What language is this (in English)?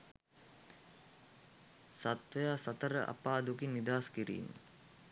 Sinhala